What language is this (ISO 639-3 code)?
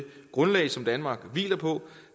dan